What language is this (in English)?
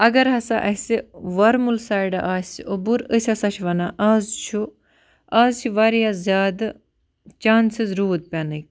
Kashmiri